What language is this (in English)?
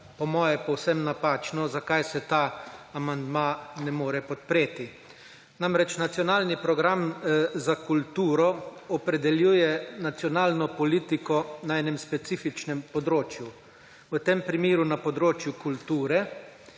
Slovenian